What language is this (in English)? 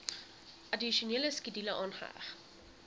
Afrikaans